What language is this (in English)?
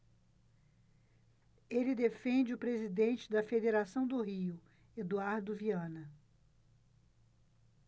Portuguese